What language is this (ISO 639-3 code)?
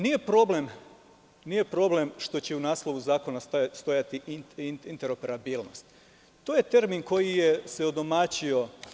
srp